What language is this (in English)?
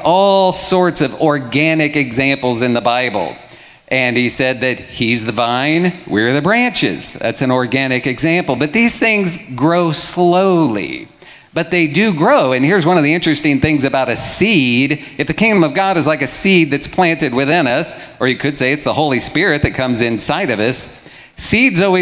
English